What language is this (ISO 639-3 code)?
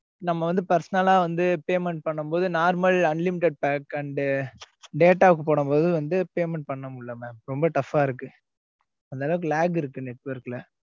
tam